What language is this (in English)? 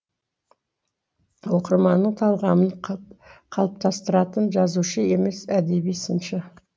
Kazakh